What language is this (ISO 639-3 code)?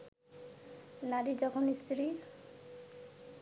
ben